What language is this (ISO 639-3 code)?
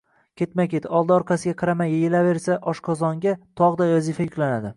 uzb